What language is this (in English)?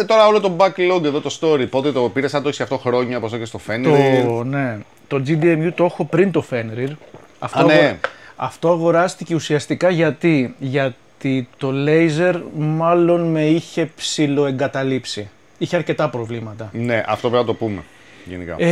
Greek